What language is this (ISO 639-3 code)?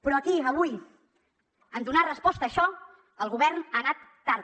cat